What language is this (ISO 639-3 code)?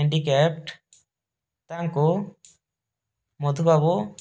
ori